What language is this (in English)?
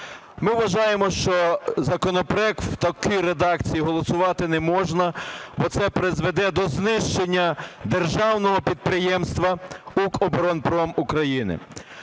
Ukrainian